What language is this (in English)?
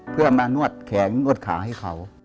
Thai